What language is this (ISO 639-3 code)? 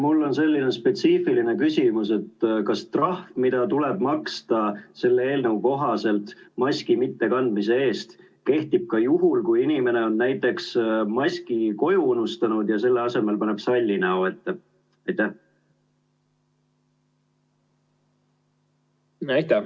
est